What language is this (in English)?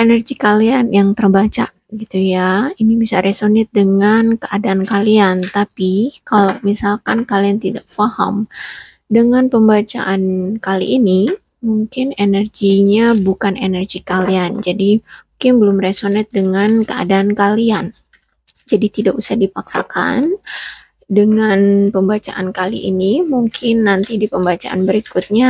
Indonesian